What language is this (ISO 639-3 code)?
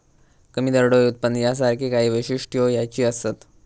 mar